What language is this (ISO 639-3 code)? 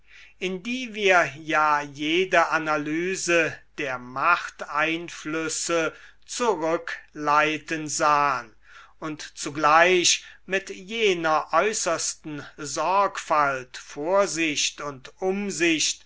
deu